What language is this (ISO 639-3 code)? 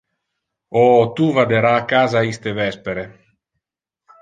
ina